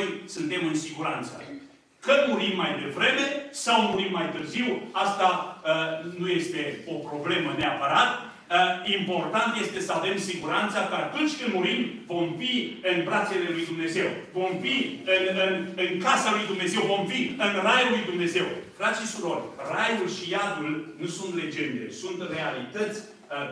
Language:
Romanian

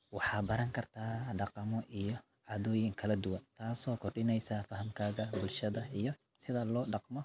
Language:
Somali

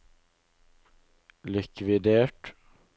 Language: Norwegian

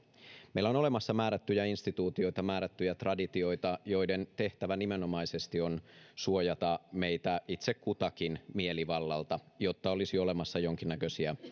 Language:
Finnish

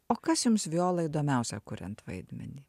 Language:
Lithuanian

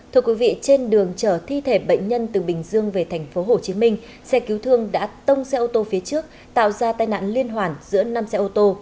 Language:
Vietnamese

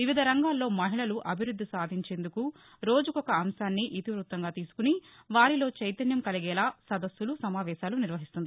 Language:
Telugu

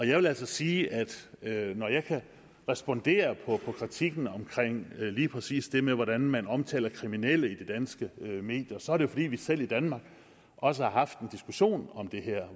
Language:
Danish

